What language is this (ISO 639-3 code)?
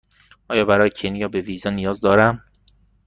fas